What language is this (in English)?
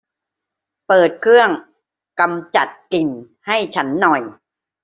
Thai